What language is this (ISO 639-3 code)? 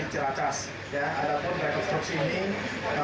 ind